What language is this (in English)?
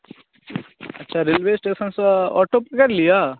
Maithili